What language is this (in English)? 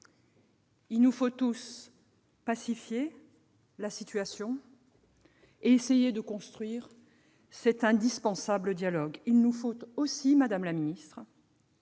French